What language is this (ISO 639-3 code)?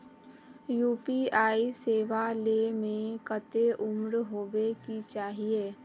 mag